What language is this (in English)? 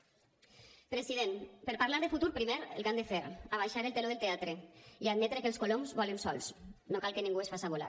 Catalan